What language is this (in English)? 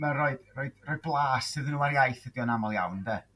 Welsh